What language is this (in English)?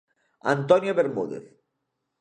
Galician